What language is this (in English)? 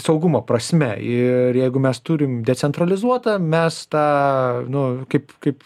Lithuanian